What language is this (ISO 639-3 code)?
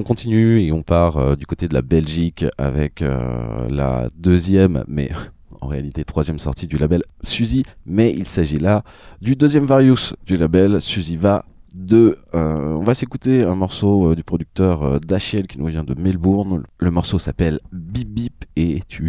fra